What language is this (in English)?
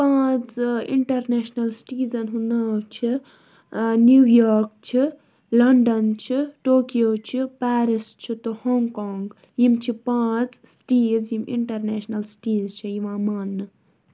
Kashmiri